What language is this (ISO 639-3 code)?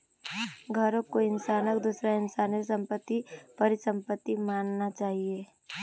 mag